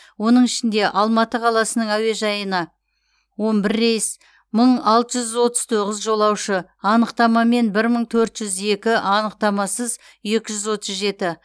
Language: Kazakh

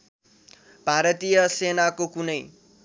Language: Nepali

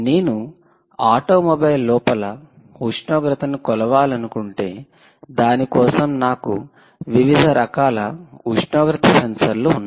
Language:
Telugu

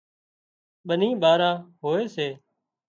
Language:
Wadiyara Koli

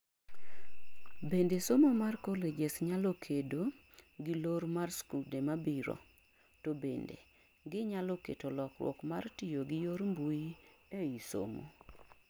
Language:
Luo (Kenya and Tanzania)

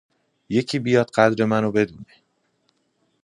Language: Persian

